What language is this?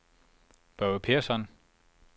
Danish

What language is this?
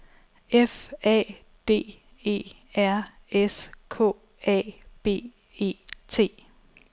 Danish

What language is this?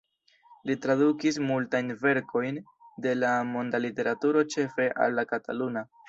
Esperanto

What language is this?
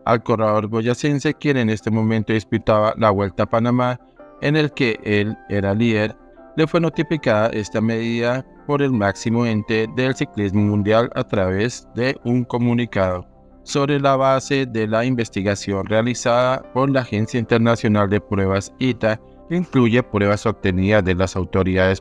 Spanish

